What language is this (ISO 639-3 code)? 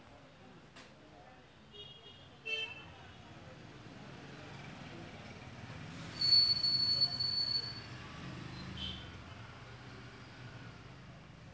tel